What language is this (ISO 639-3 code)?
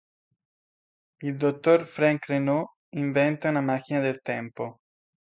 ita